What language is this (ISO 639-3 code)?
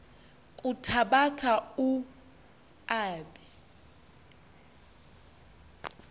xho